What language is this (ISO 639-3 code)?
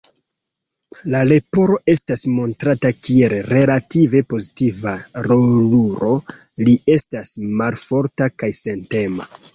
epo